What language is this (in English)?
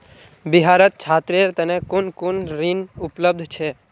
Magahi